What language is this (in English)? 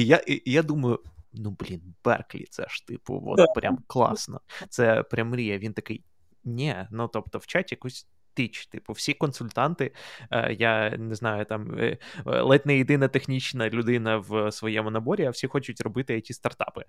Ukrainian